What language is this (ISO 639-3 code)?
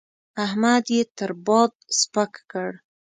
pus